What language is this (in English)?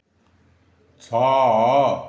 Odia